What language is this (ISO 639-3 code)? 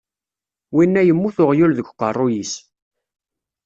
kab